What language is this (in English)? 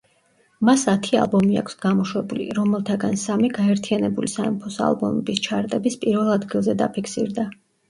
Georgian